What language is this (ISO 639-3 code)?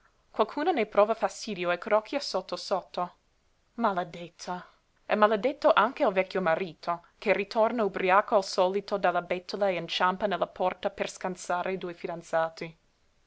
ita